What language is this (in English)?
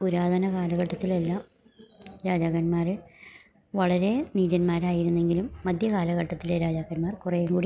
Malayalam